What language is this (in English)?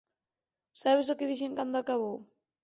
Galician